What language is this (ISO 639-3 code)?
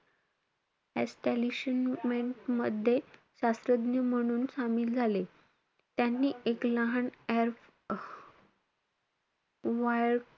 mar